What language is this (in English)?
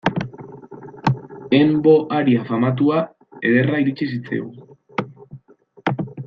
Basque